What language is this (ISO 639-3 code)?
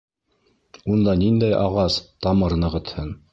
bak